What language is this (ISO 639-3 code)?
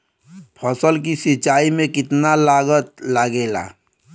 bho